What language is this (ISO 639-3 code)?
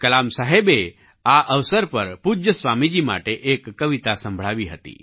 guj